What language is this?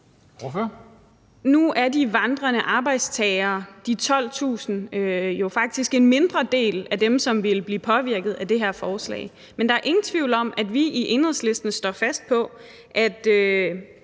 Danish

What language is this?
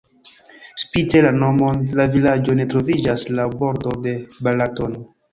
Esperanto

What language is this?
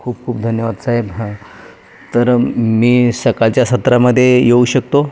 Marathi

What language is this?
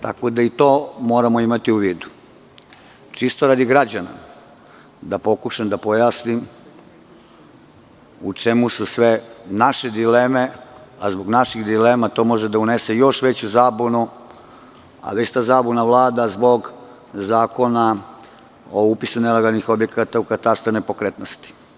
Serbian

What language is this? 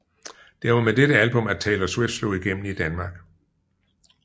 Danish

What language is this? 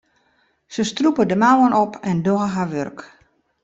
Western Frisian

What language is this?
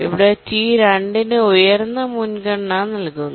Malayalam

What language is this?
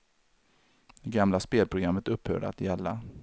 Swedish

